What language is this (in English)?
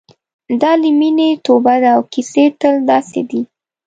Pashto